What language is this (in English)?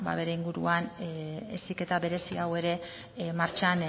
Basque